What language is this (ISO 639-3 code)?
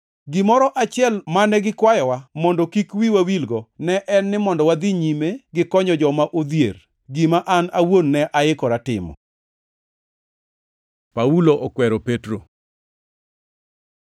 luo